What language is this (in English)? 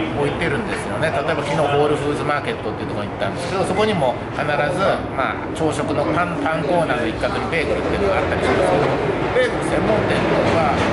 Japanese